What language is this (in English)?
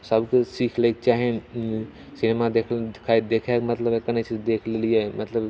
Maithili